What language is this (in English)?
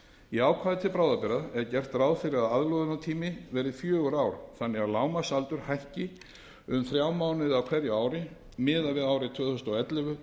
Icelandic